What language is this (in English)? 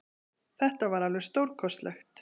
Icelandic